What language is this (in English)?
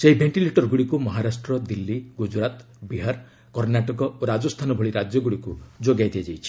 Odia